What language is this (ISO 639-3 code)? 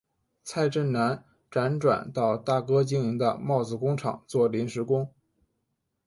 zho